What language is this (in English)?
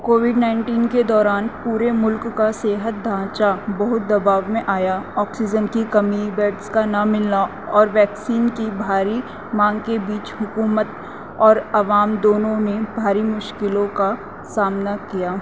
Urdu